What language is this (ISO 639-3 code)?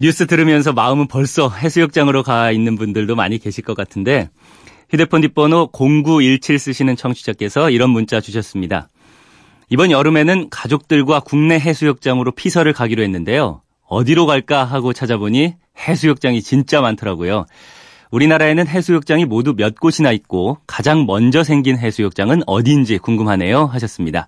kor